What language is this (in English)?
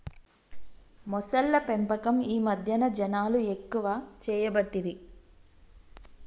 Telugu